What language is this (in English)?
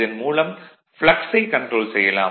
Tamil